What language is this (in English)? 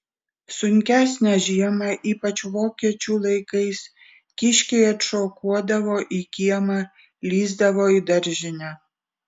Lithuanian